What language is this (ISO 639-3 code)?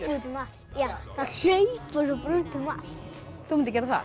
isl